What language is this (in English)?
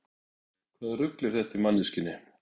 Icelandic